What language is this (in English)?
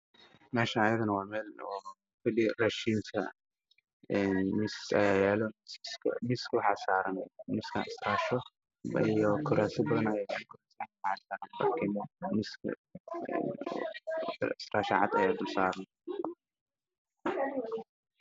Somali